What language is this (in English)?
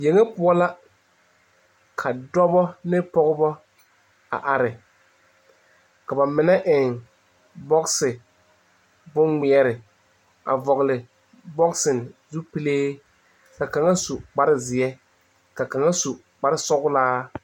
Southern Dagaare